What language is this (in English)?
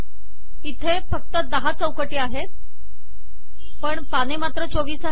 Marathi